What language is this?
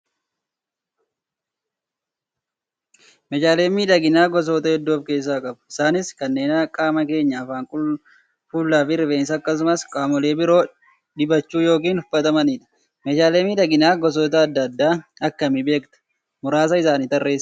Oromo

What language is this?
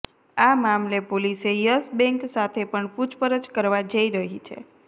Gujarati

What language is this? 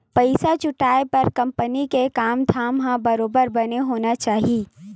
Chhattisgarhi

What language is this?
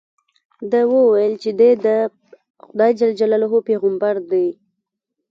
Pashto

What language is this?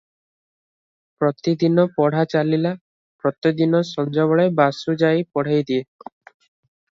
Odia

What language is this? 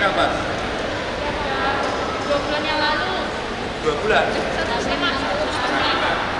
Indonesian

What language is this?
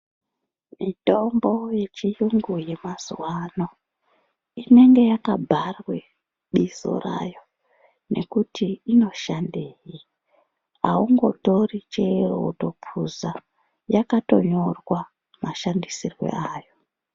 Ndau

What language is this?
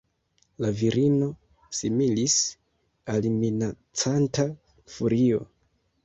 Esperanto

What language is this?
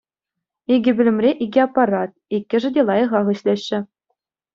Chuvash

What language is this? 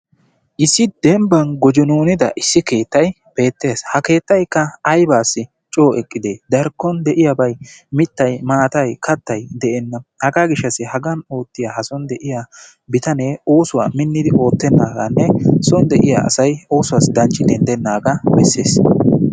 Wolaytta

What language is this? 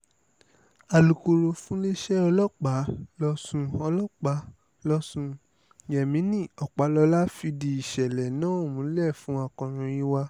Yoruba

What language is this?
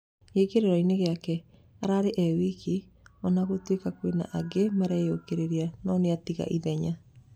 Kikuyu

